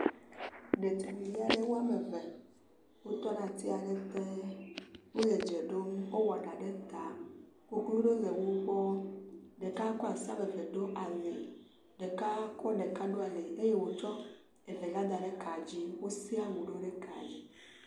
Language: Ewe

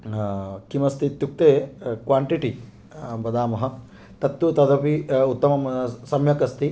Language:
Sanskrit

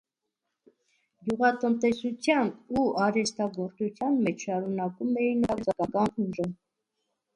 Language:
Armenian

